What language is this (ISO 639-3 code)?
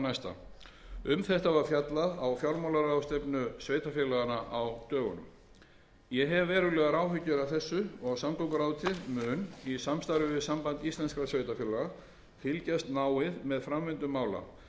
isl